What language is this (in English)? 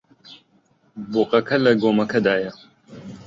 Central Kurdish